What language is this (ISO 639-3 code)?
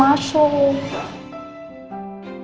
ind